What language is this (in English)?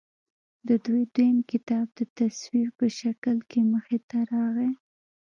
Pashto